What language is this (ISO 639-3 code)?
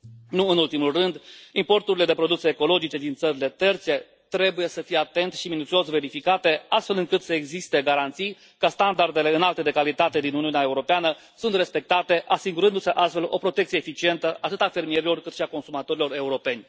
ron